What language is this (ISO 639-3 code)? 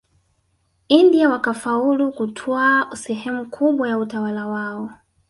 swa